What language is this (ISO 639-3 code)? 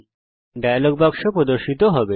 ben